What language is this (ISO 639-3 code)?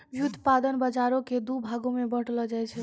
mai